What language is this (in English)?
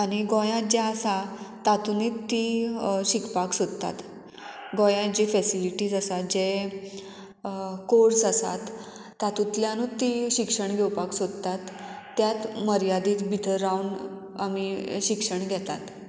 Konkani